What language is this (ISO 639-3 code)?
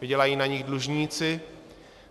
ces